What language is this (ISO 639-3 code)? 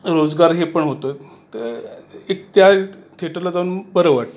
mar